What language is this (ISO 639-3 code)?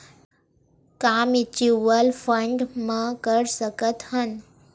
hne